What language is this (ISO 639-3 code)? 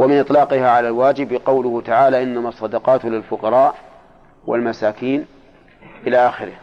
ara